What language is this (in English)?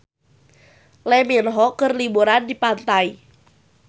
Sundanese